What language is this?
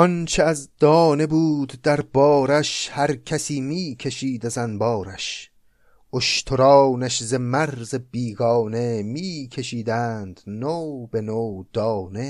Persian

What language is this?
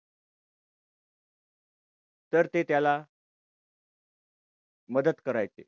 Marathi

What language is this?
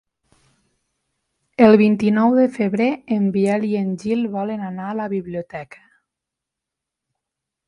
Catalan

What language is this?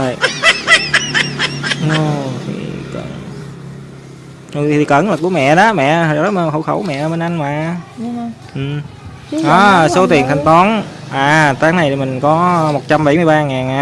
Vietnamese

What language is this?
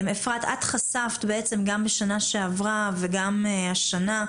Hebrew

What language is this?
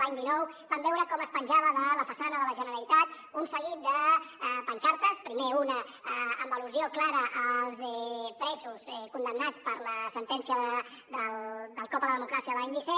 Catalan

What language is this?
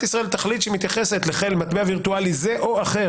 Hebrew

